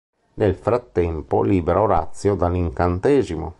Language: Italian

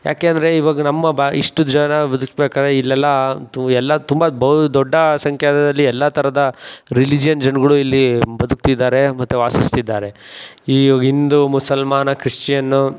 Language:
Kannada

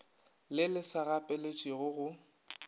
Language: Northern Sotho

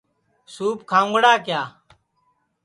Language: Sansi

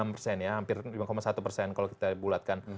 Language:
Indonesian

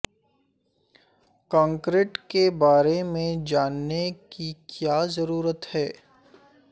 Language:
Urdu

